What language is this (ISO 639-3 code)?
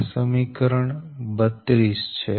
guj